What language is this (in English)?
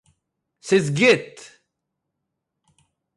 Yiddish